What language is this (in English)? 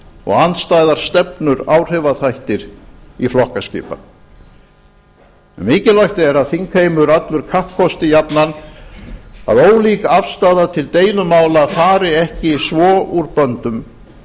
Icelandic